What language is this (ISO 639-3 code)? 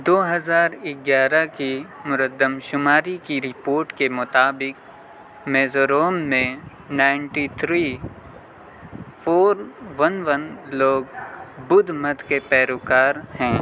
urd